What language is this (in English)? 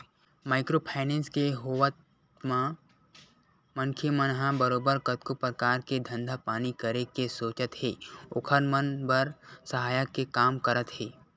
Chhattisgarhi